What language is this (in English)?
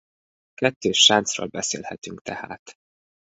Hungarian